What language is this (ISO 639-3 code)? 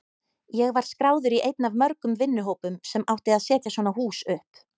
isl